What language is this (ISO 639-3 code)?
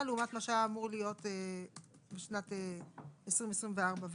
heb